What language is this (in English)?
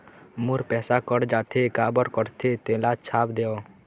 Chhattisgarhi